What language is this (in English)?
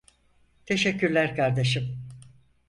Turkish